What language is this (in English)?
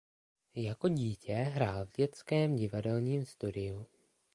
Czech